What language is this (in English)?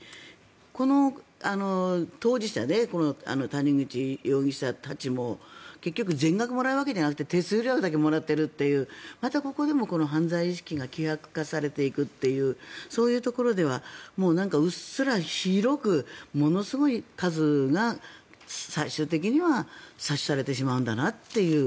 Japanese